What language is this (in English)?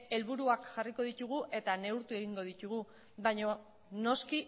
Basque